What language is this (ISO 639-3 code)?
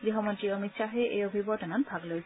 asm